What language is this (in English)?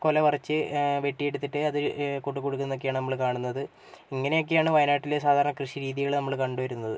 Malayalam